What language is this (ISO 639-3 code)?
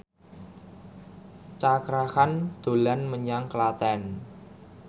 jav